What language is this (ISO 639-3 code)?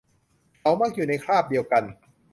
tha